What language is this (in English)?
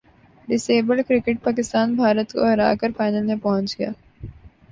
Urdu